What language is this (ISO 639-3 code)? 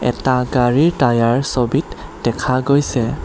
asm